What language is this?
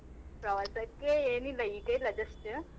Kannada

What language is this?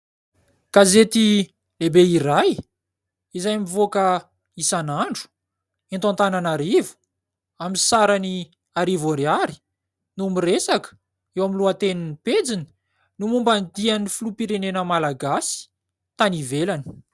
Malagasy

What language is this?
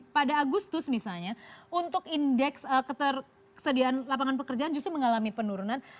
Indonesian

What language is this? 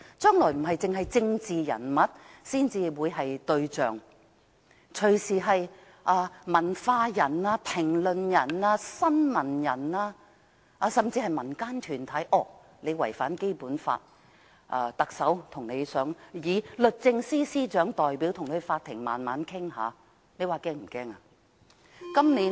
Cantonese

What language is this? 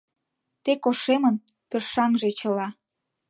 Mari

